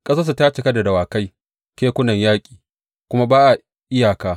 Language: Hausa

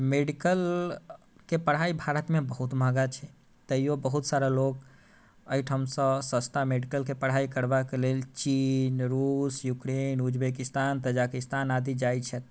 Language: Maithili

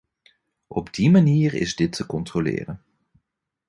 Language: Dutch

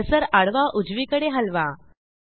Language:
Marathi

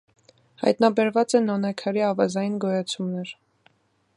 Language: Armenian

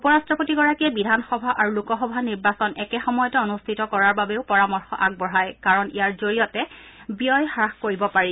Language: Assamese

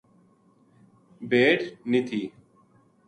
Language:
Gujari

